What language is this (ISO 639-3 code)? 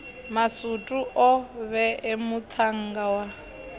ven